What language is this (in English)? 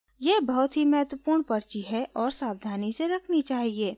Hindi